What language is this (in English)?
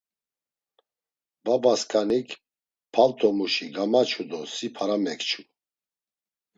Laz